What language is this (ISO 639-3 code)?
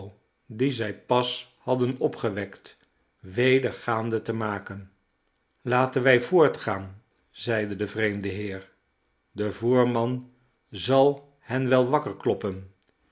nld